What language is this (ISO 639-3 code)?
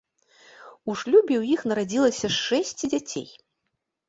bel